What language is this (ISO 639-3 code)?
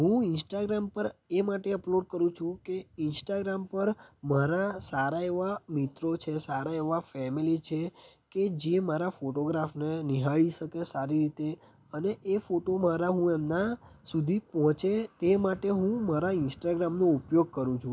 guj